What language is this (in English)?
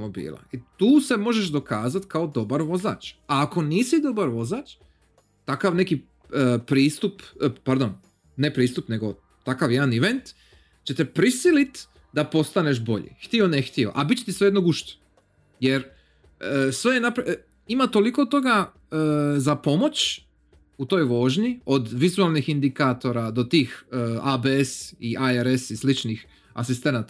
Croatian